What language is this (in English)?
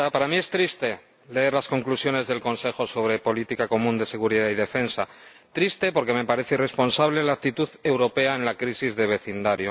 Spanish